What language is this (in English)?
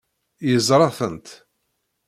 Kabyle